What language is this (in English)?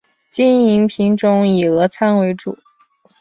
Chinese